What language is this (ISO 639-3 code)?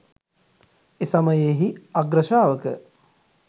sin